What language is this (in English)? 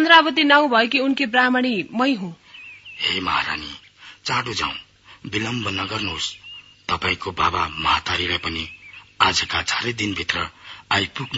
Hindi